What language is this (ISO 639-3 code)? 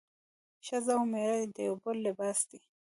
pus